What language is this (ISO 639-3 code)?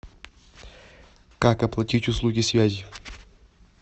rus